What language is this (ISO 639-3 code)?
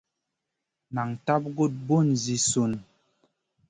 mcn